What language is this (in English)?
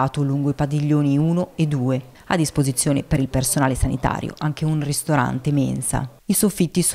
Italian